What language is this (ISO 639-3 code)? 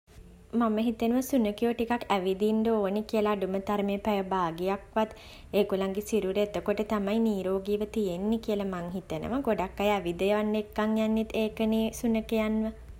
sin